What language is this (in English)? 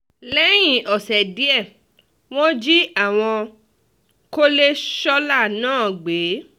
Yoruba